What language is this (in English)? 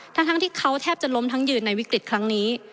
Thai